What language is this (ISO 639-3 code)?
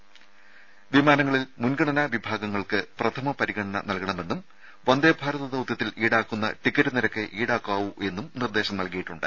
mal